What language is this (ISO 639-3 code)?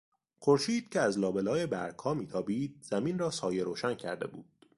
fas